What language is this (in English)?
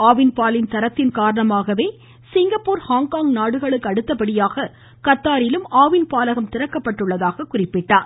Tamil